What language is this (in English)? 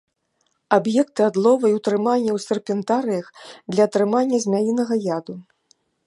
Belarusian